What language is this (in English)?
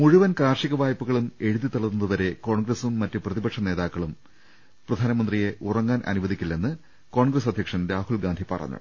Malayalam